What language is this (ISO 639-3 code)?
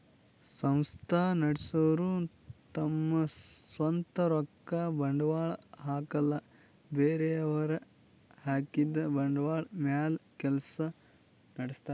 kan